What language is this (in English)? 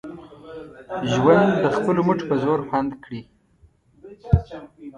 Pashto